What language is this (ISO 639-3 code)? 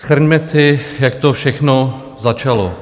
ces